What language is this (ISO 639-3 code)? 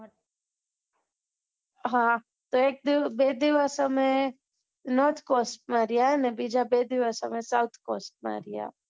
guj